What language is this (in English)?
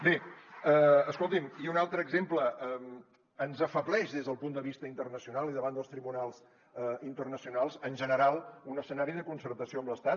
Catalan